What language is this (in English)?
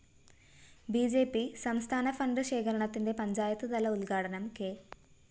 Malayalam